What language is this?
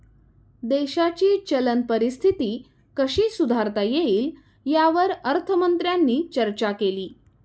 Marathi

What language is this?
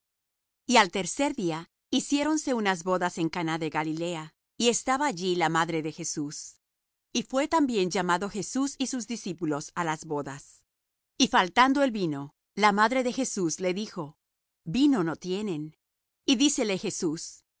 Spanish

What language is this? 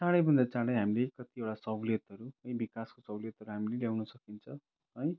Nepali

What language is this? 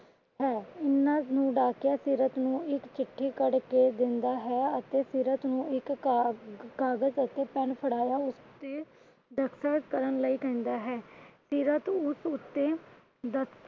Punjabi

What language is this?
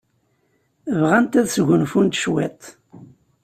Kabyle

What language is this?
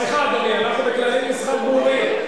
Hebrew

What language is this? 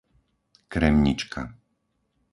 Slovak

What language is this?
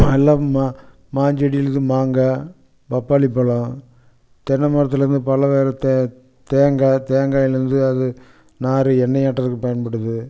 Tamil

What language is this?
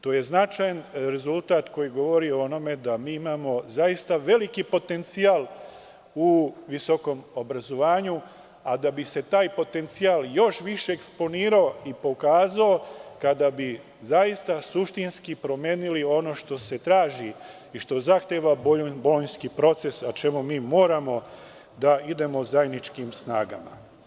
Serbian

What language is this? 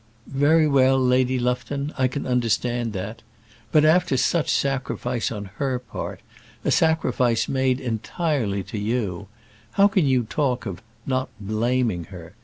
English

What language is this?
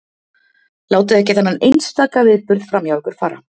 Icelandic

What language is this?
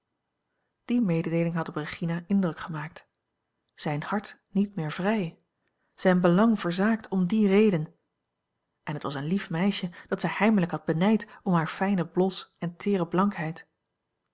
Dutch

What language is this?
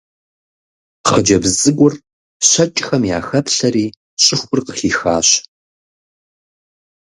Kabardian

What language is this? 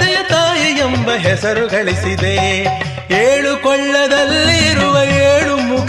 Kannada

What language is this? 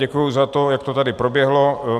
Czech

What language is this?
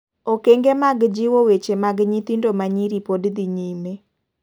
Luo (Kenya and Tanzania)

